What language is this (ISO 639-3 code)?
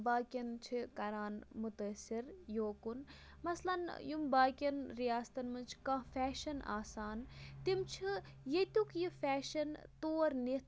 kas